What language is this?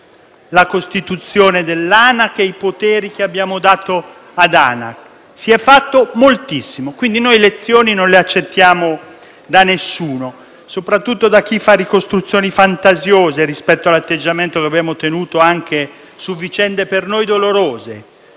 Italian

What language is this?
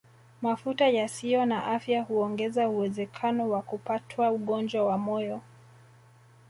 Swahili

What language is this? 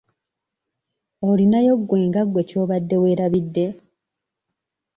Ganda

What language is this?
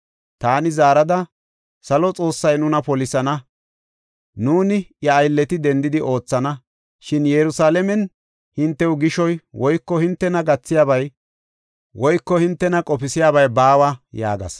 Gofa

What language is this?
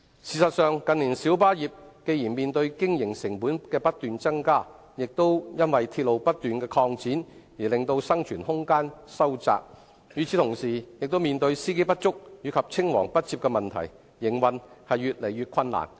Cantonese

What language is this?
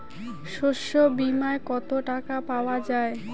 Bangla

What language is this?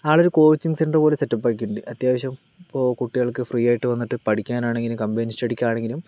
Malayalam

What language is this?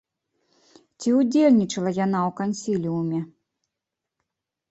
Belarusian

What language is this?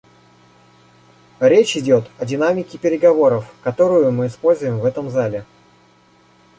Russian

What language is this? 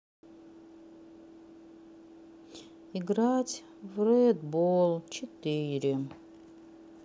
Russian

